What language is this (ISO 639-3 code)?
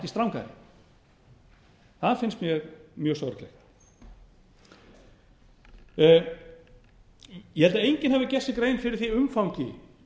isl